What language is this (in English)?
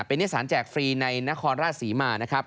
Thai